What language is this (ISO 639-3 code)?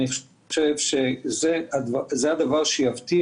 heb